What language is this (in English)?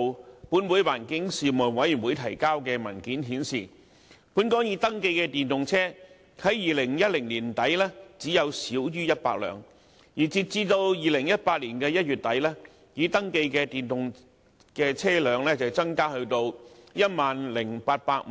Cantonese